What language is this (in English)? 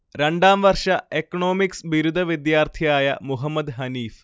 Malayalam